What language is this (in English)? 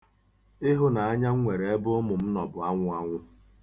Igbo